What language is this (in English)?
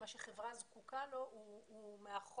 Hebrew